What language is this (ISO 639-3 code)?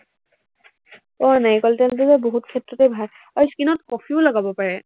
asm